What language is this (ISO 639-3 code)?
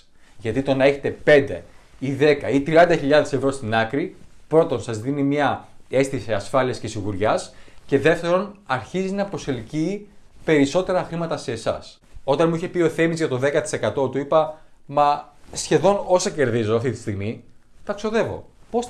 ell